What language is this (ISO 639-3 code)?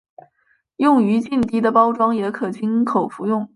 zho